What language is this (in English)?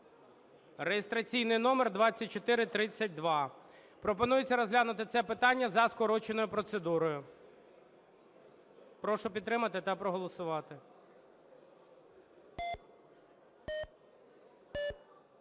Ukrainian